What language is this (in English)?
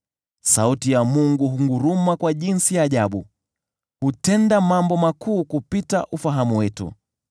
Swahili